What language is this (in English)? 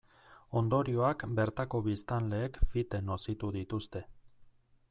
Basque